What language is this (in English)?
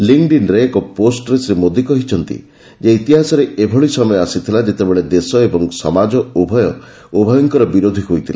Odia